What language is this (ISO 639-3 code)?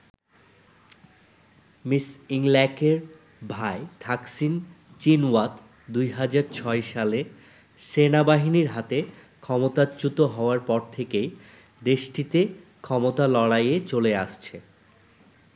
ben